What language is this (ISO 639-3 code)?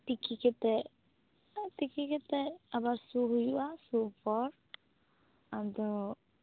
sat